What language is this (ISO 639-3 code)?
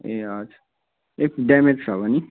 nep